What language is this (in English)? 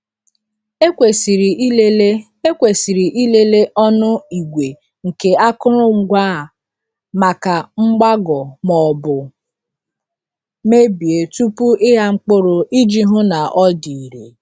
Igbo